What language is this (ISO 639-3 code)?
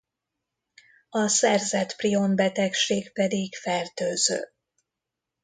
hun